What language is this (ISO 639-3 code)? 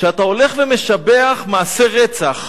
heb